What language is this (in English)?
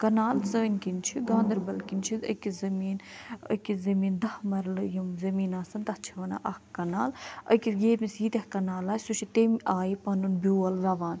Kashmiri